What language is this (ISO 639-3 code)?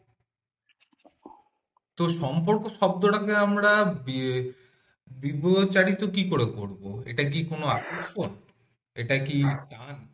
ben